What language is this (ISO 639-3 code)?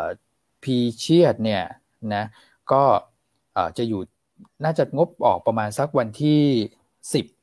tha